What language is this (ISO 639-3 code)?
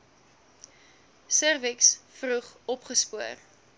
afr